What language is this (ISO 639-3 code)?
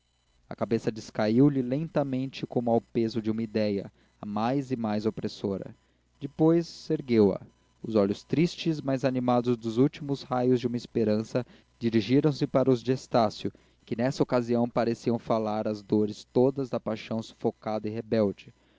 por